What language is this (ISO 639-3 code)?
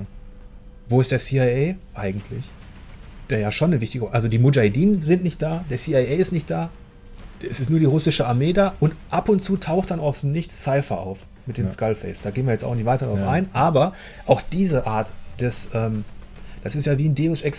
deu